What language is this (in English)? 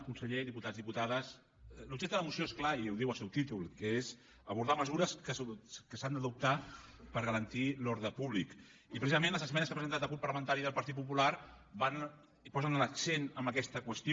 Catalan